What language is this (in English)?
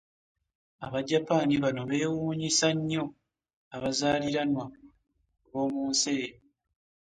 Ganda